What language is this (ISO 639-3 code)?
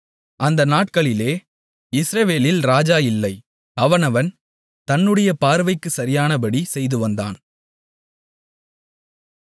tam